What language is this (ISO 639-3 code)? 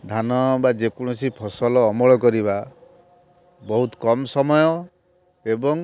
ori